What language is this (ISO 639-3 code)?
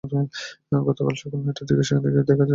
ben